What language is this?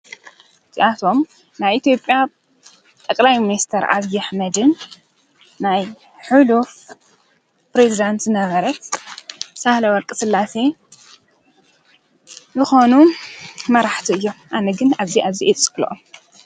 Tigrinya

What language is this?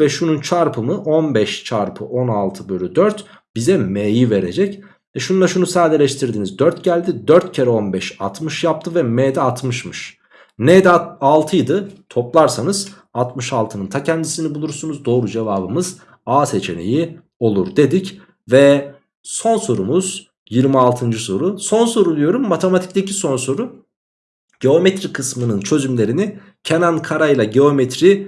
Turkish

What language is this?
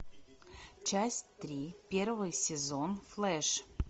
Russian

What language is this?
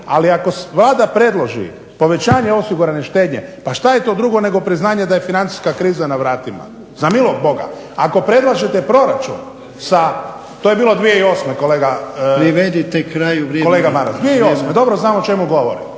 Croatian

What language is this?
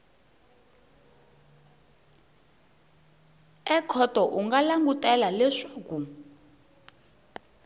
Tsonga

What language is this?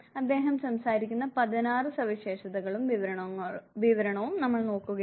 Malayalam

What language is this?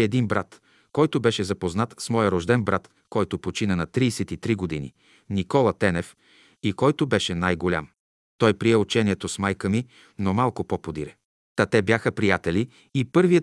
Bulgarian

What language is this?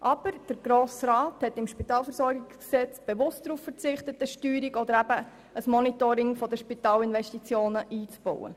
Swiss German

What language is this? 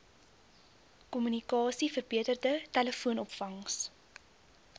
Afrikaans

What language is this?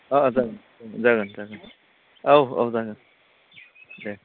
Bodo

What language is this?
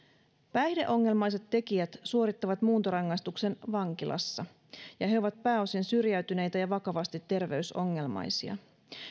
Finnish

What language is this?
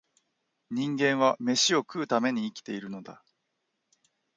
Japanese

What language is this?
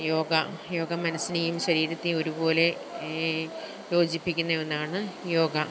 Malayalam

